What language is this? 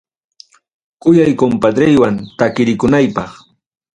Ayacucho Quechua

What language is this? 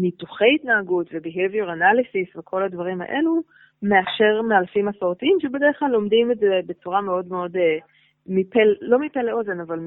Hebrew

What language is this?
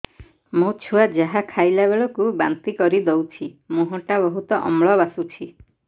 Odia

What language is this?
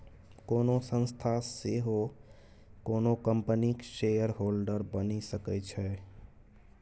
Maithili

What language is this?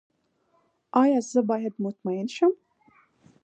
Pashto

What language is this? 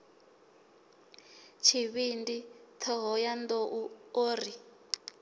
Venda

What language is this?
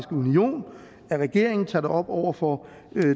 Danish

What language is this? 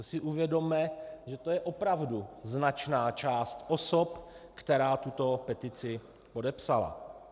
Czech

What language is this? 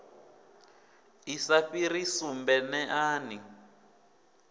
Venda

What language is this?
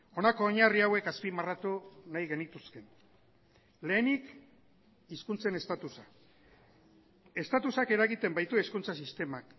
Basque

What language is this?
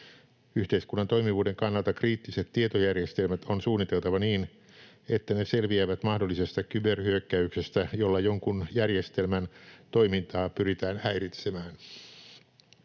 Finnish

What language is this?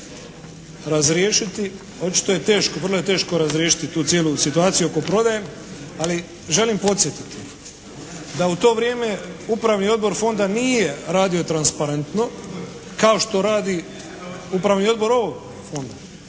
Croatian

